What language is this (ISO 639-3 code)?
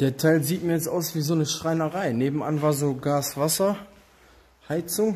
deu